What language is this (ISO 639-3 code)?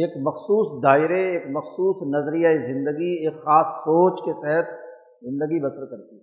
urd